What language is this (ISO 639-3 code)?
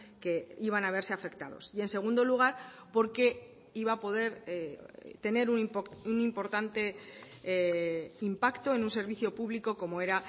spa